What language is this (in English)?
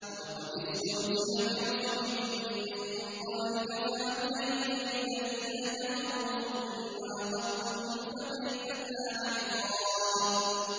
Arabic